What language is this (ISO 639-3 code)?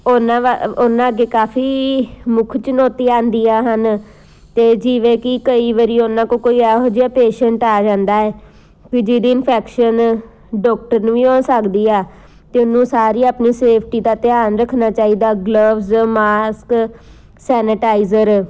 pan